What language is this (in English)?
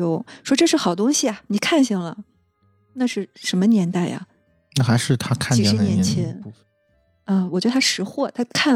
Chinese